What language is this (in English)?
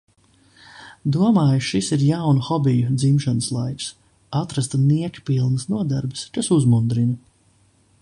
Latvian